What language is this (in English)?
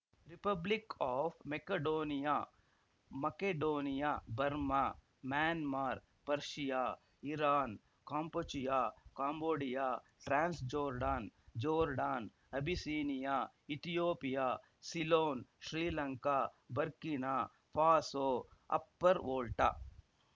Kannada